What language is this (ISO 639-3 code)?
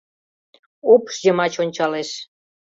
chm